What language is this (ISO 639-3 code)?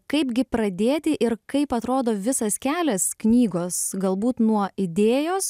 lit